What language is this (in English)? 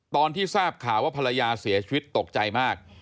Thai